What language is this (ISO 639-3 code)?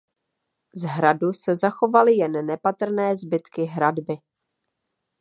ces